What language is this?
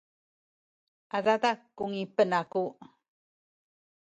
Sakizaya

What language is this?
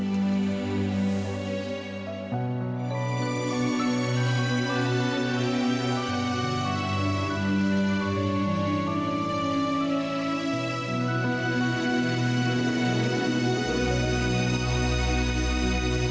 Indonesian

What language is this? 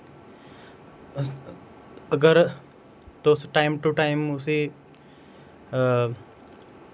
Dogri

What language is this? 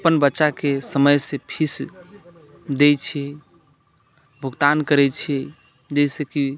Maithili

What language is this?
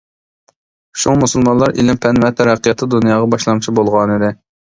Uyghur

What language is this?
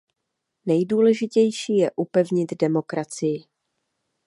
Czech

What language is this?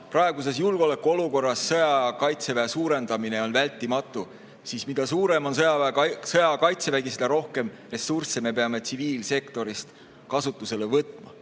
Estonian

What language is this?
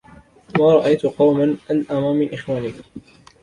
Arabic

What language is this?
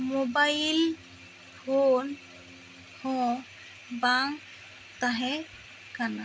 Santali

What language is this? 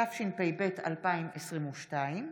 Hebrew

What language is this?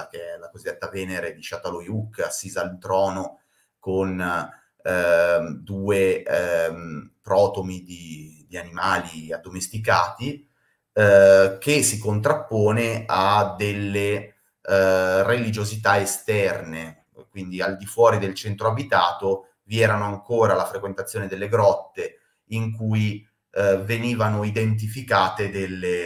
Italian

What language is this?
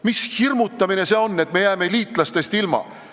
Estonian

